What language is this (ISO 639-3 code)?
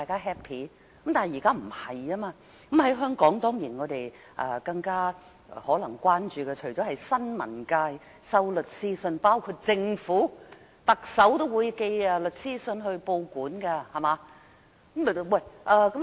yue